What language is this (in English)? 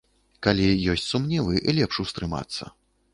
Belarusian